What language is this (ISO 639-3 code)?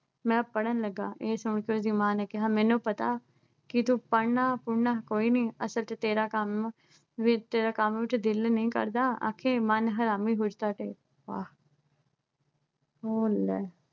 pan